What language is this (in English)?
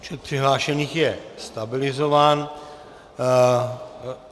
Czech